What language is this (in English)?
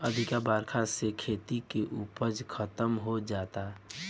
Bhojpuri